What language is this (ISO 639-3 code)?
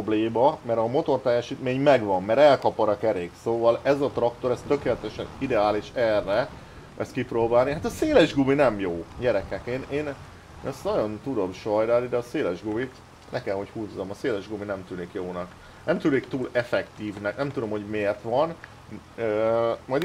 hun